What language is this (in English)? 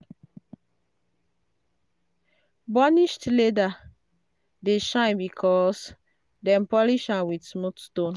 Nigerian Pidgin